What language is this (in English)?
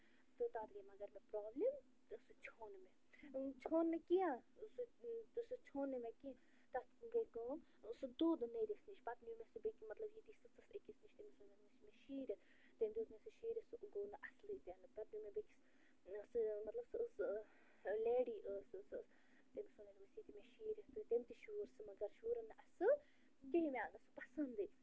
Kashmiri